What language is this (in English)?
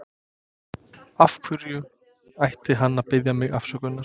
Icelandic